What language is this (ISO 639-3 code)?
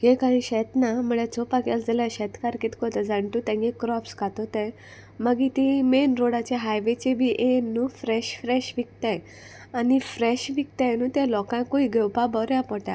kok